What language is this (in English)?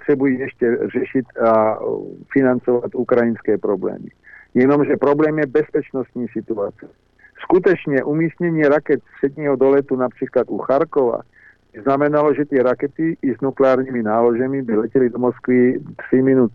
Slovak